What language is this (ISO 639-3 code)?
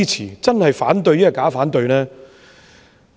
yue